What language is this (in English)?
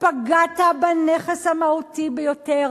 Hebrew